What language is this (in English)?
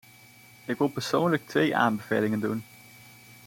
Dutch